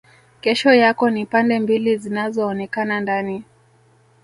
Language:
Swahili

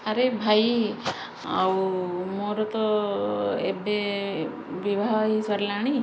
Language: Odia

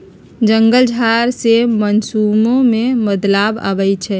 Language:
Magahi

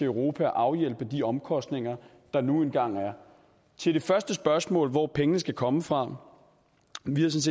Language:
Danish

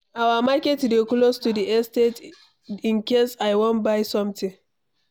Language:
Nigerian Pidgin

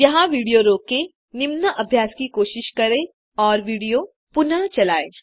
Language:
Hindi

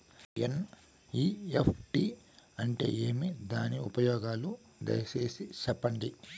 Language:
Telugu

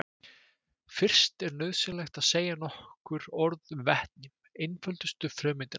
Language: Icelandic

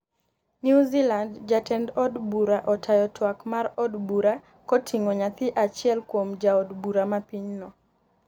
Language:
Luo (Kenya and Tanzania)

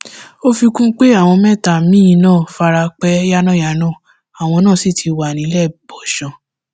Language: Yoruba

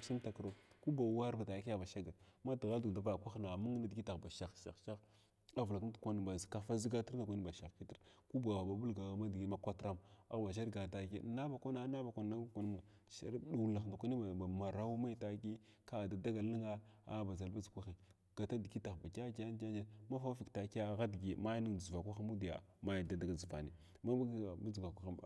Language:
Glavda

